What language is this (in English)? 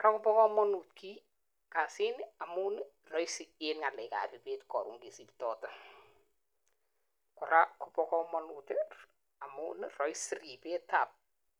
Kalenjin